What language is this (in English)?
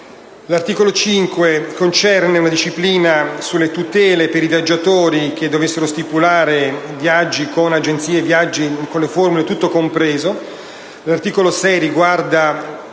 Italian